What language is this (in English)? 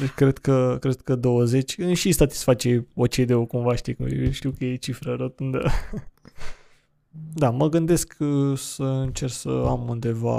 Romanian